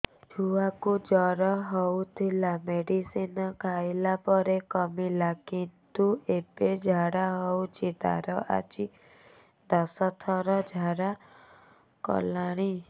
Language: Odia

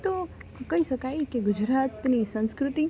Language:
Gujarati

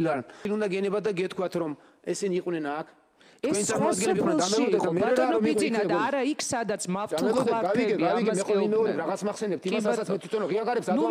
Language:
Romanian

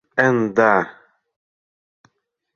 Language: Mari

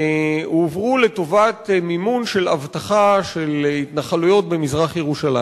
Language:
Hebrew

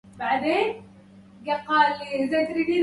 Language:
Arabic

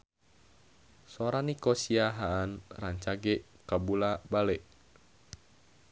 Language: Sundanese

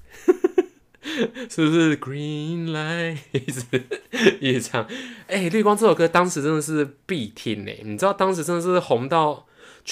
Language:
Chinese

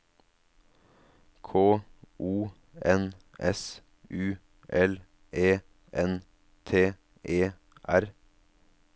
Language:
Norwegian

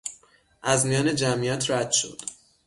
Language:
Persian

